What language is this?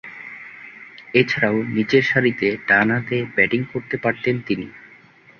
Bangla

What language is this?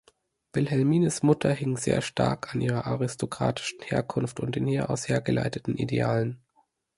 German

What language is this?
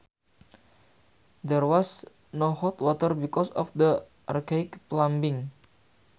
Sundanese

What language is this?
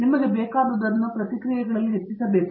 Kannada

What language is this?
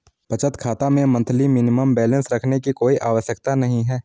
Hindi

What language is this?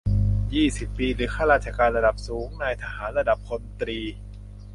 Thai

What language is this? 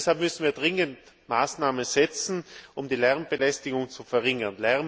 German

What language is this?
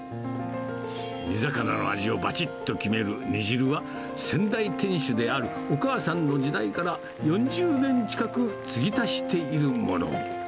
Japanese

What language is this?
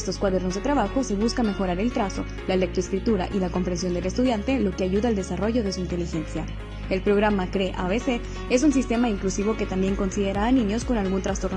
Spanish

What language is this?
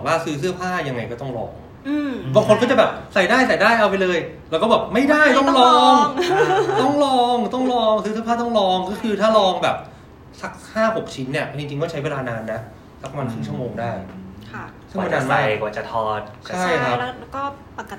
Thai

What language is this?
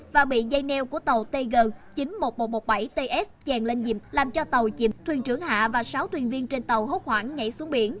Vietnamese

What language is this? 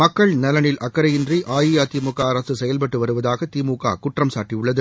Tamil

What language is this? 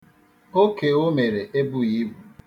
Igbo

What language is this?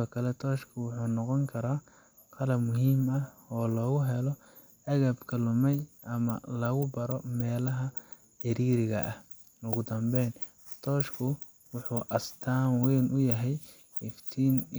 Somali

